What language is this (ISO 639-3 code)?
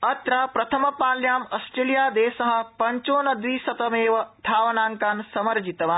san